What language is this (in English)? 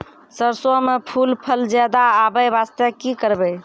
Maithili